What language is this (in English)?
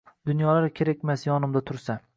Uzbek